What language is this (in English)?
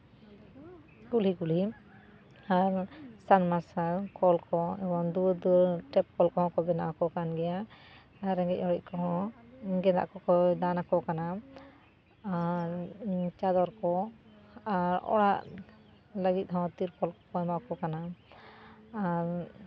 Santali